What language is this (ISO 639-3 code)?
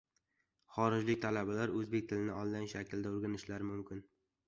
uzb